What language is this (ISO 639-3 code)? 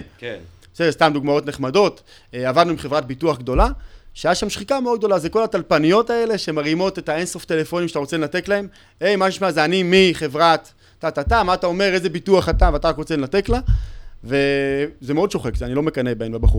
heb